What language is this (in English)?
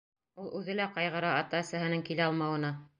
Bashkir